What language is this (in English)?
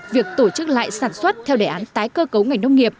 Vietnamese